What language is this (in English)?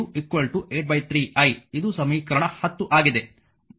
Kannada